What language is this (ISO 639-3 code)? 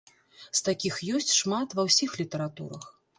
bel